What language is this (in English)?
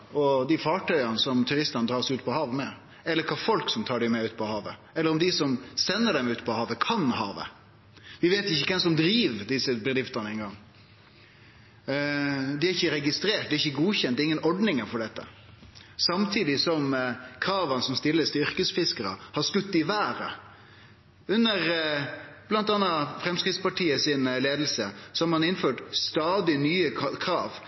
Norwegian Nynorsk